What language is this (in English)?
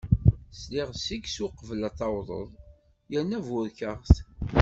Kabyle